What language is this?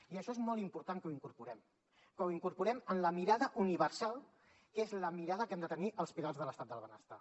Catalan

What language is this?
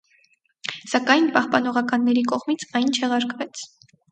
Armenian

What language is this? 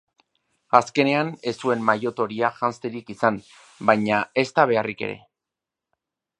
Basque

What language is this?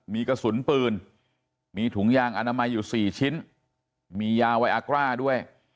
Thai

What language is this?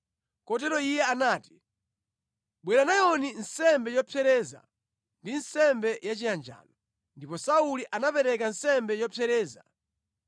Nyanja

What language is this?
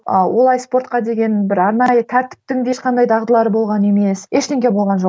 Kazakh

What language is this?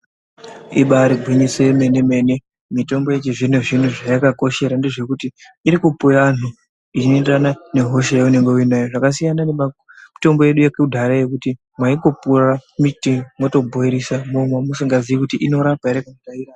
Ndau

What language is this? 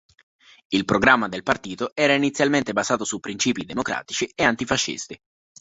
Italian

